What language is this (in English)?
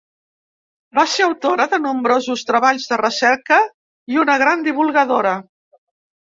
Catalan